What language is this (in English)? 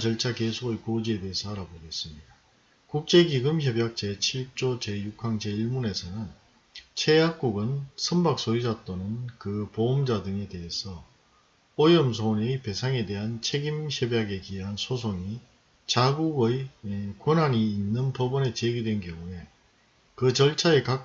Korean